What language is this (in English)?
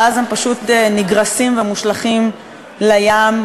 Hebrew